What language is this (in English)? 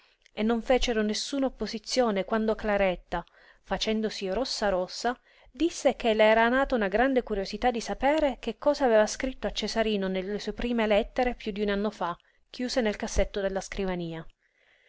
Italian